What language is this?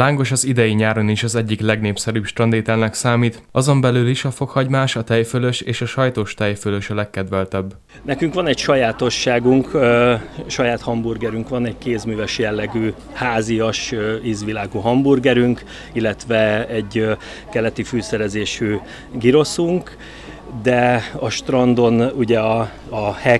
Hungarian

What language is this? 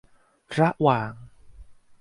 Thai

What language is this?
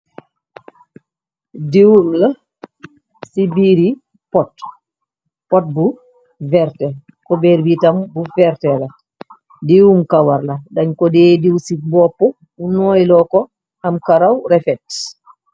Wolof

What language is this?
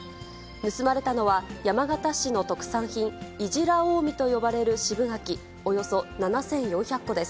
Japanese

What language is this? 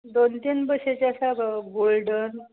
Konkani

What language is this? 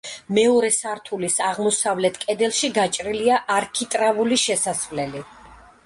Georgian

